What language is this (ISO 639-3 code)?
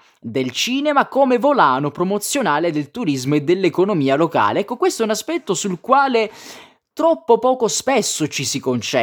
ita